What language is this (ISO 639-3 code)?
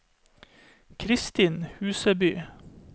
nor